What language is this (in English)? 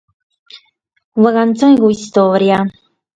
Sardinian